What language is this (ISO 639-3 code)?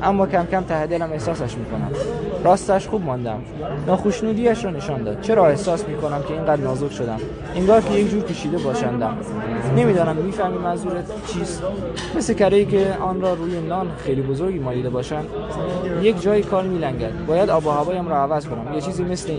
fas